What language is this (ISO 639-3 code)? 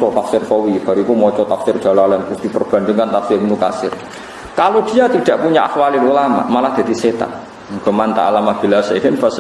ind